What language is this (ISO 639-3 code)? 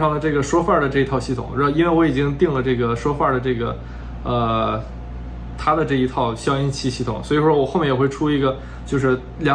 zho